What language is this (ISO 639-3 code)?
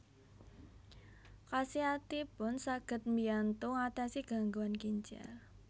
jav